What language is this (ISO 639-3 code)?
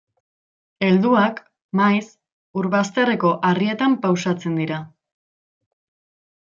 eus